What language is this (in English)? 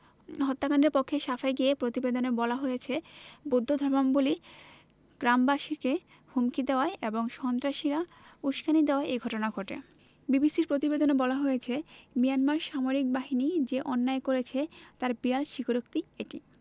Bangla